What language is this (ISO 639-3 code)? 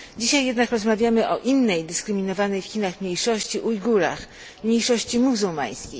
pol